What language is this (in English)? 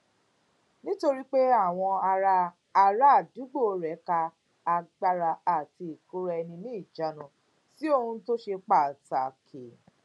Yoruba